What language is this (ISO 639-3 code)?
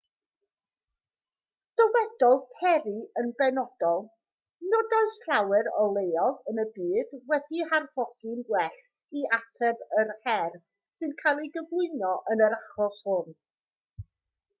cym